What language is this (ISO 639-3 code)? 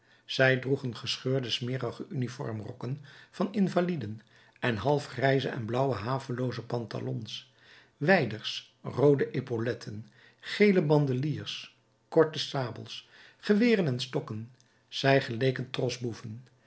nld